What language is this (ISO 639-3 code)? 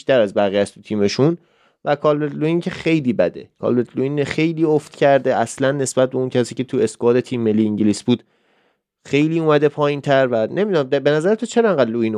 fas